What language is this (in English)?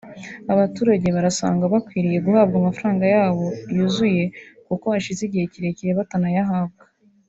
Kinyarwanda